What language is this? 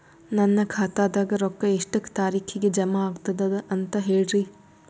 Kannada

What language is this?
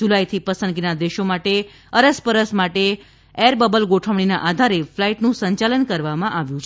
Gujarati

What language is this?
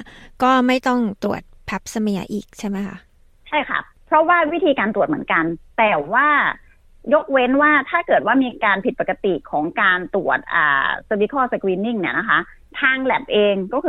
Thai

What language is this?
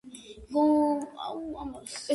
Georgian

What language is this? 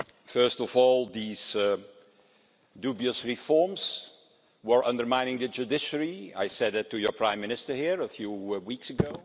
English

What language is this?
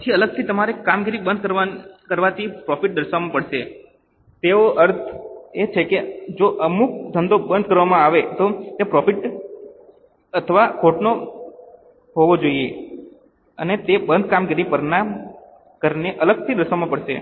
Gujarati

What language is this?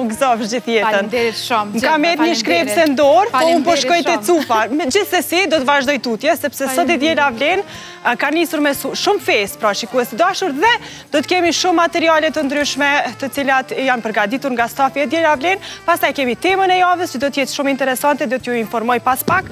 Romanian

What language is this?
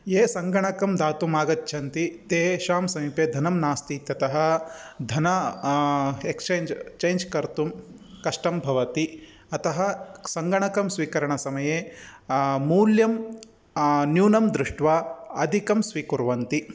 Sanskrit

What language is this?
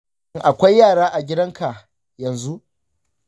Hausa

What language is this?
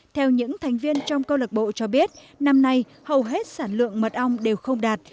Vietnamese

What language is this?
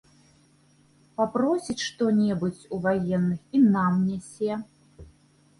Belarusian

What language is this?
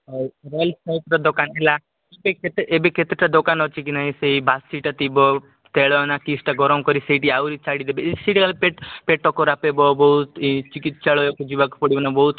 Odia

